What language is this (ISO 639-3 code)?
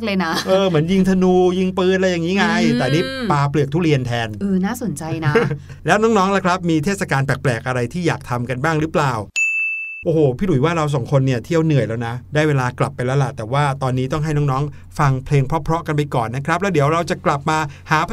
tha